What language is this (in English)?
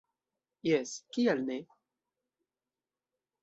Esperanto